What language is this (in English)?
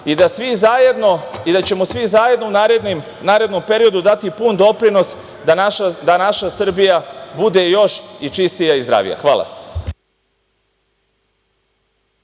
Serbian